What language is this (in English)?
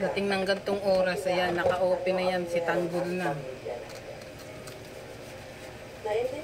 Filipino